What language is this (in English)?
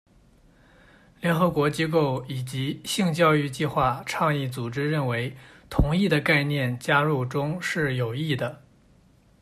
Chinese